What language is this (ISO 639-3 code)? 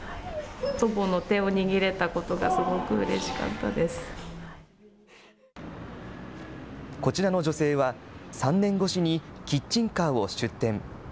jpn